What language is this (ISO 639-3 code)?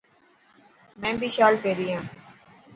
mki